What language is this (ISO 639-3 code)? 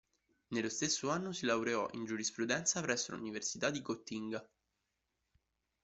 ita